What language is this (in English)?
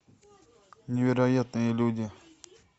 Russian